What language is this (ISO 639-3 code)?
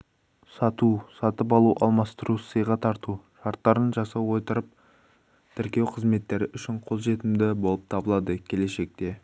kaz